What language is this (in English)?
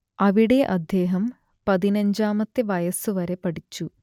Malayalam